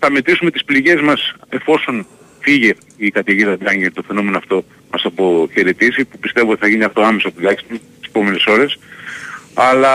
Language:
Greek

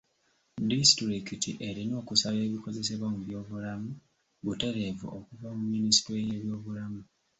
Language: Ganda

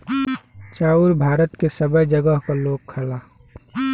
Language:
Bhojpuri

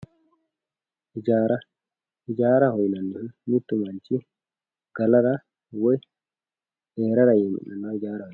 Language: Sidamo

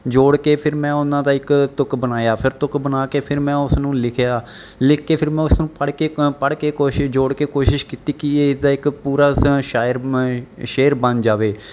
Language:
Punjabi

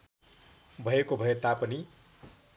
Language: Nepali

